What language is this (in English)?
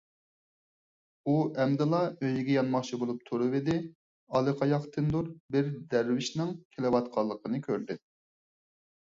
Uyghur